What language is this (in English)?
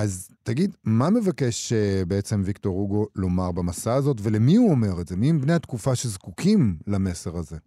Hebrew